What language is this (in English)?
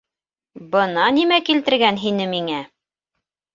Bashkir